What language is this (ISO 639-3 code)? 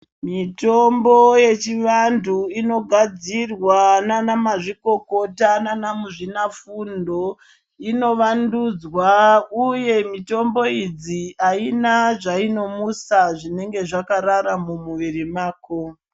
ndc